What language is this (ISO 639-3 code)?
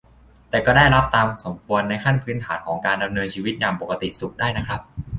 tha